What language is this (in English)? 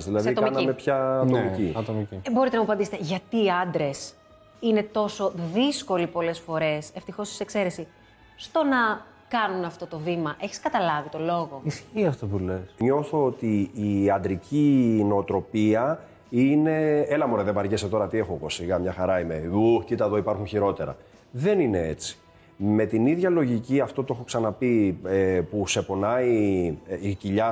Greek